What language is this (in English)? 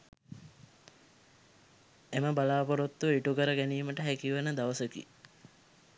Sinhala